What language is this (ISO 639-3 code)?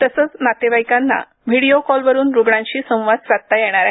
mar